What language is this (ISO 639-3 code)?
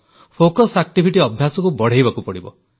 ori